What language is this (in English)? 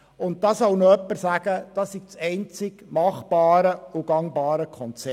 Swiss German